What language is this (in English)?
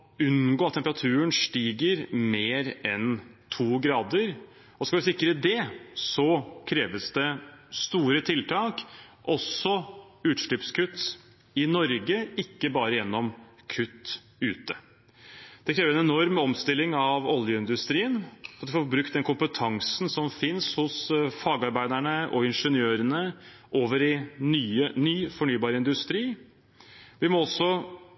Norwegian Bokmål